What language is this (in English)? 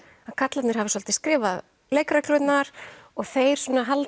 Icelandic